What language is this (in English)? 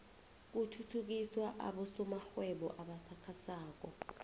South Ndebele